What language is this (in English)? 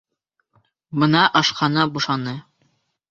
Bashkir